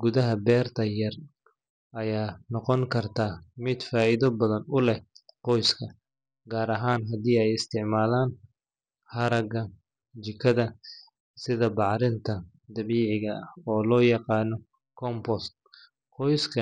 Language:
Somali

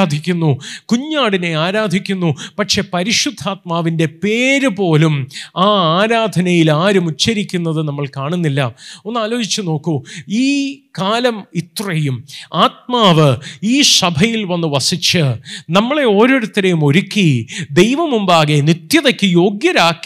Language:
Malayalam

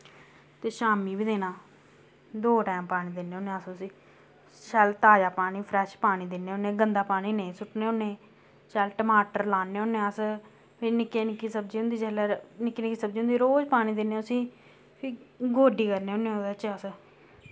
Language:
Dogri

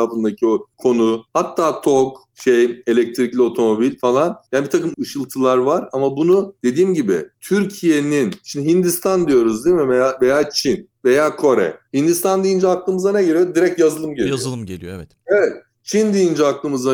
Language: Turkish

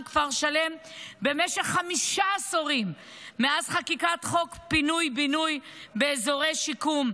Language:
Hebrew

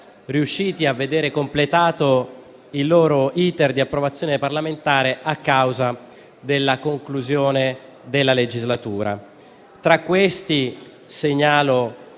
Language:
Italian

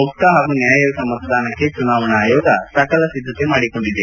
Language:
Kannada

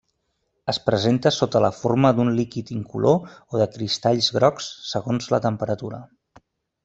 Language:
Catalan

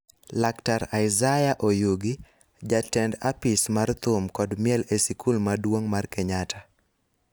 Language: Luo (Kenya and Tanzania)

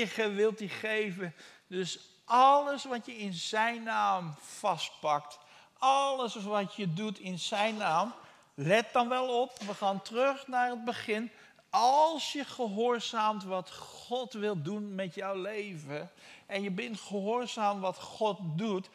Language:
Dutch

